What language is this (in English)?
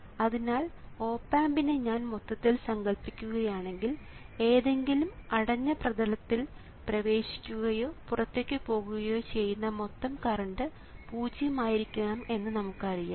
Malayalam